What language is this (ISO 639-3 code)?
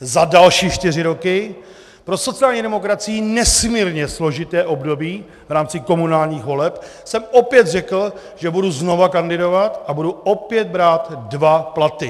ces